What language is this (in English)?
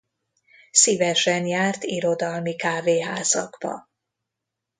Hungarian